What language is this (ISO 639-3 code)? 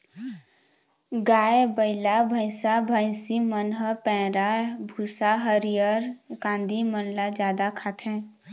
hne